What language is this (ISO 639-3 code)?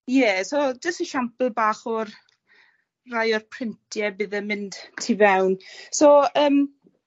cym